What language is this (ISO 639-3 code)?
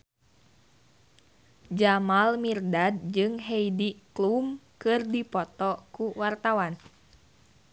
sun